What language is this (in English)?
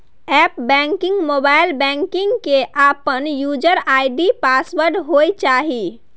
Maithili